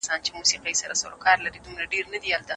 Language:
Pashto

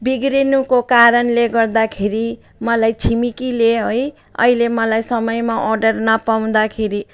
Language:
Nepali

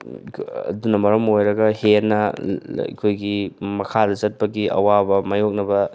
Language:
Manipuri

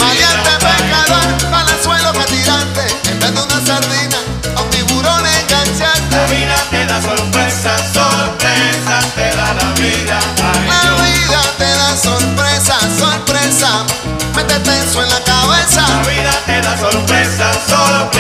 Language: Spanish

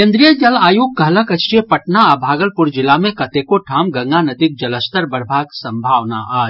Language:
Maithili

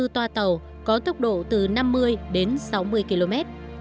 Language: Vietnamese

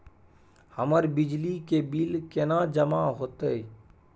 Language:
Maithili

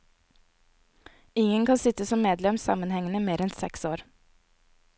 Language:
Norwegian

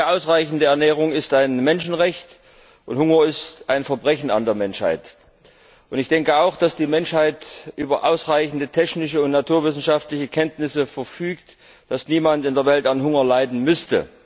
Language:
German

